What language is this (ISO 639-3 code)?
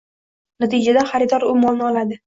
uzb